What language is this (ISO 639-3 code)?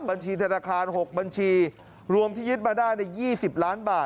tha